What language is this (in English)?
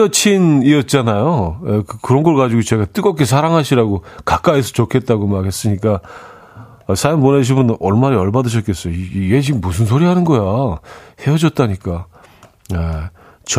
Korean